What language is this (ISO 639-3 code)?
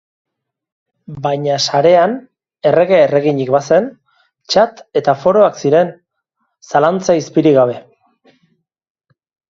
eus